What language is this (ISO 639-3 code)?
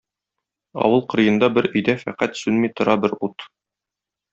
tat